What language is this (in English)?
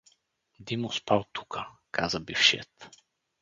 Bulgarian